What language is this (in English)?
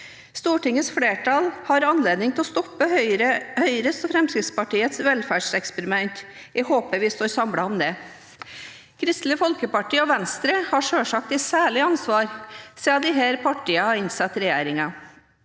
Norwegian